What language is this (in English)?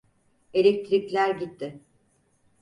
Turkish